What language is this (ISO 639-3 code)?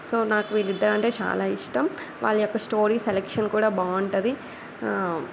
tel